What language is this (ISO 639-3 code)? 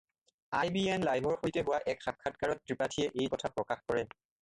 asm